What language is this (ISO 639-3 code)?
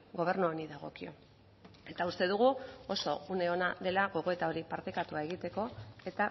eus